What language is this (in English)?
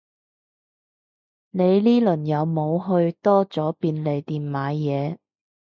Cantonese